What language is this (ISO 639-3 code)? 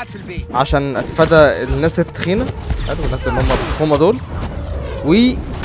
ara